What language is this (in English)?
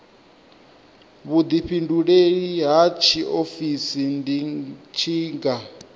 Venda